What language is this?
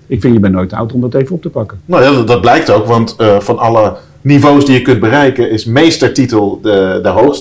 Dutch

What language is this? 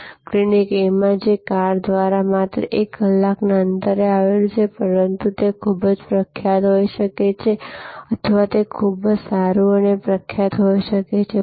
Gujarati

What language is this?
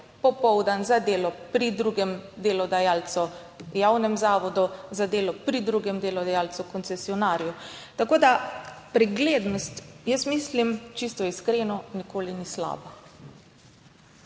Slovenian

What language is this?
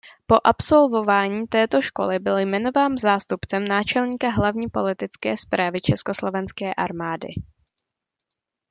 Czech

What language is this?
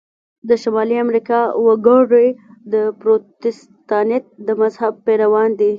Pashto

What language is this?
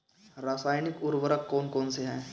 Hindi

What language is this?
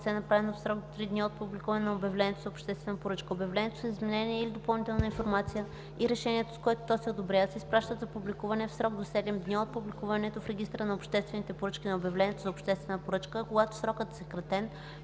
Bulgarian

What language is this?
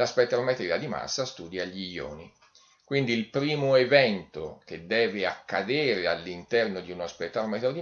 Italian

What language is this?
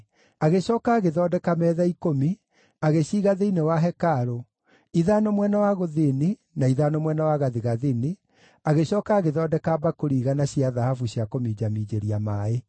Kikuyu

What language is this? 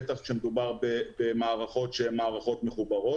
Hebrew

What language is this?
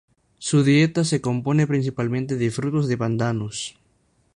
Spanish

